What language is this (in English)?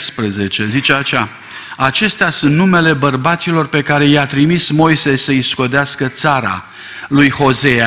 Romanian